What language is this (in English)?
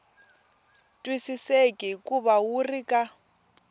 Tsonga